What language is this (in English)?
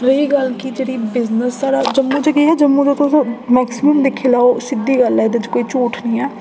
Dogri